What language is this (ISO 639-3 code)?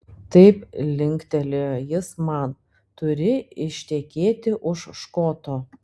lit